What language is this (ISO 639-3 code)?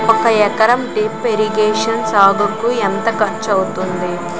tel